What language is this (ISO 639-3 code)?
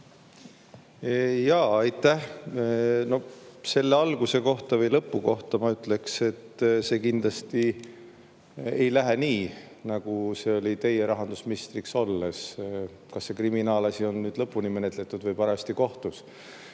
est